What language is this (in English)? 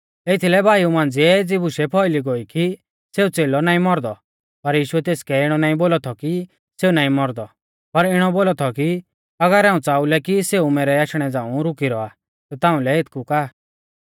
Mahasu Pahari